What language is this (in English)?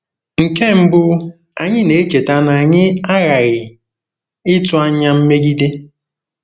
Igbo